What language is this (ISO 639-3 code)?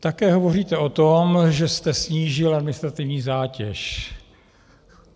ces